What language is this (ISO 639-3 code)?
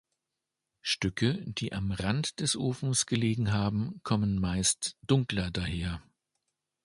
deu